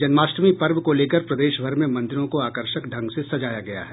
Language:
Hindi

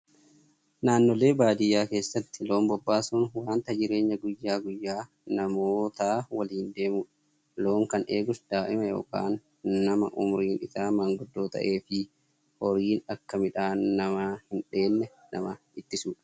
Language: Oromo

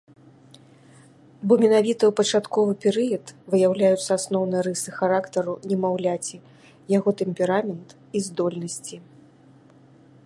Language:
Belarusian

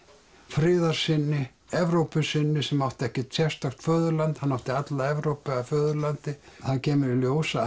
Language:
Icelandic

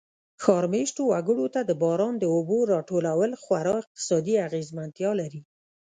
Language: Pashto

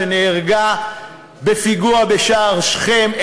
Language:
Hebrew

